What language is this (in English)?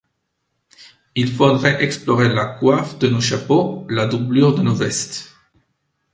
French